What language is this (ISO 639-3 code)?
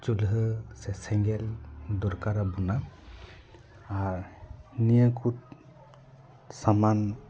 sat